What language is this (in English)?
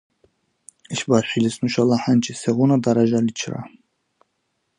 Dargwa